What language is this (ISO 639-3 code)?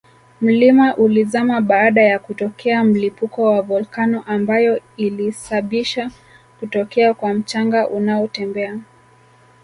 swa